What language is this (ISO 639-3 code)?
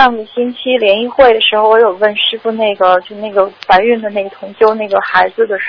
zho